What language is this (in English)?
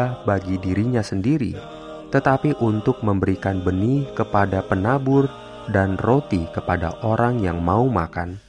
Indonesian